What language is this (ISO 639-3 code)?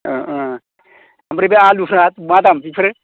brx